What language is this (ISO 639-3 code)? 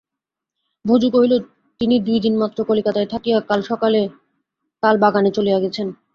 ben